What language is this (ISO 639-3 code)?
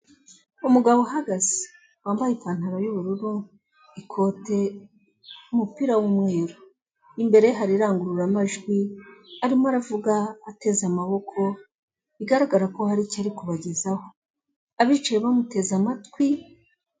kin